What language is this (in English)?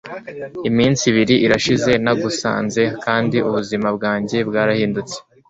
Kinyarwanda